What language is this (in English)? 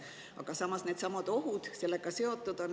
Estonian